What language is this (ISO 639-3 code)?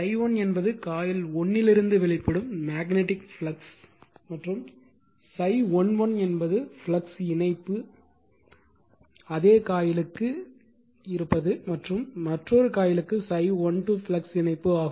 tam